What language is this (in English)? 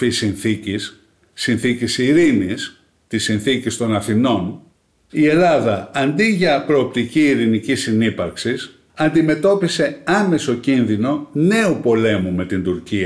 Greek